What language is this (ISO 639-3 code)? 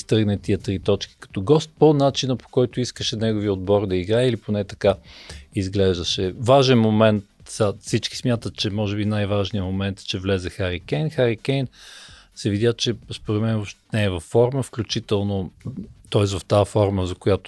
bul